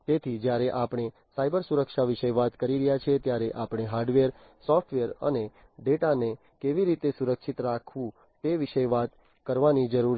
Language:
Gujarati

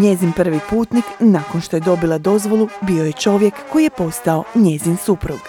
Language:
Croatian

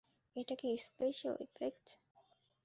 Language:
Bangla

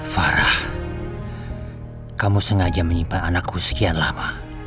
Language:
Indonesian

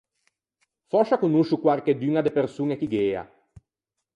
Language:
Ligurian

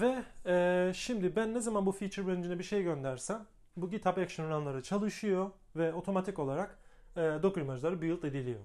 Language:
Turkish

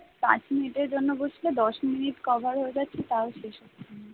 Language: Bangla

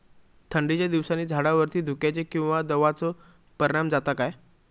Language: Marathi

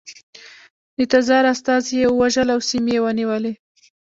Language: Pashto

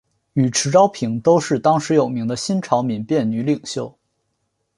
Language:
Chinese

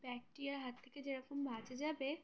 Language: Bangla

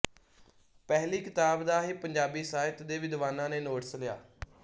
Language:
Punjabi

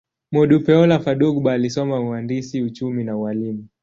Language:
Swahili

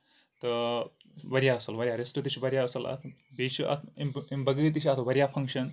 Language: Kashmiri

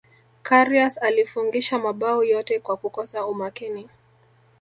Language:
Swahili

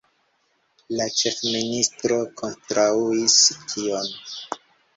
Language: Esperanto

